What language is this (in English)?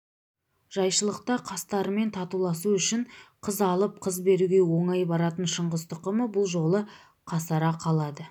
Kazakh